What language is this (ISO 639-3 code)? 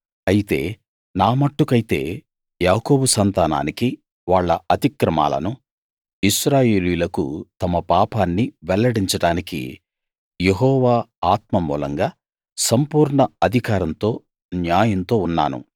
tel